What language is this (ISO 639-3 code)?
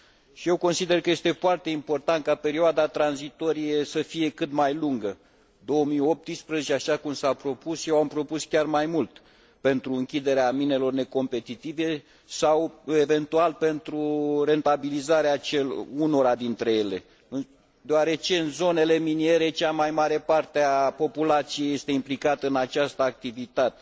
ron